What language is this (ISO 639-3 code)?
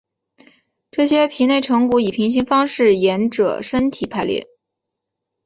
zho